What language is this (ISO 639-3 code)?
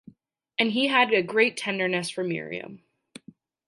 eng